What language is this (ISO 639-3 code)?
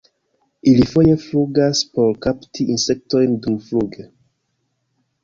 epo